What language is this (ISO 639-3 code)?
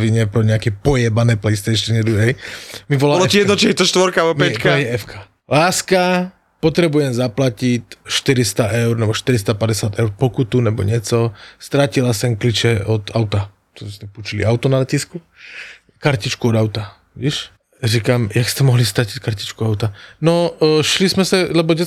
slk